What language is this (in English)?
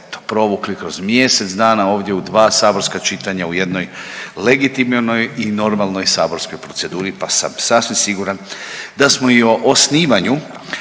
Croatian